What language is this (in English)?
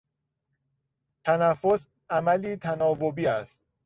Persian